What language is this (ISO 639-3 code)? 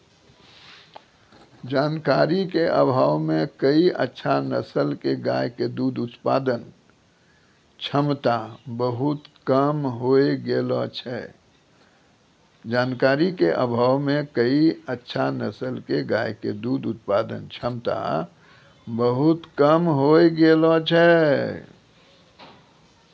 mai